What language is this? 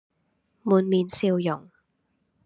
Cantonese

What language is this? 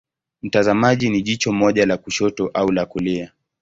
Swahili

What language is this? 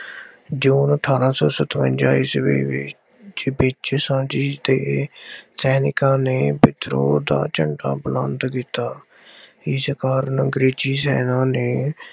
Punjabi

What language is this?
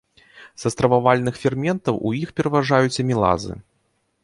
Belarusian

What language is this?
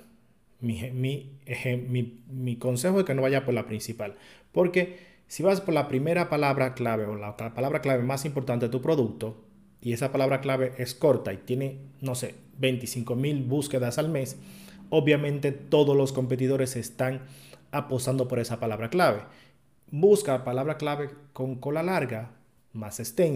Spanish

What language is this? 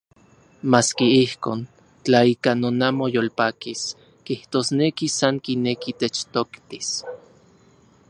Central Puebla Nahuatl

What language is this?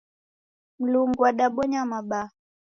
Taita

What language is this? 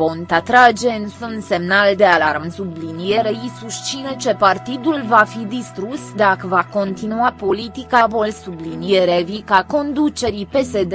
Romanian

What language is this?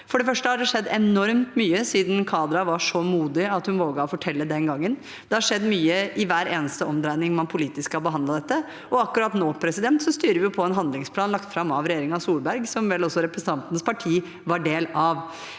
Norwegian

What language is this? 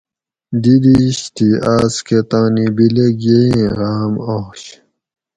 Gawri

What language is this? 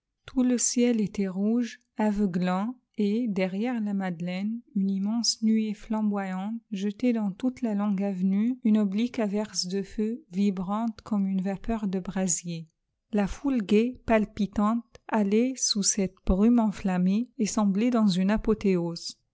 French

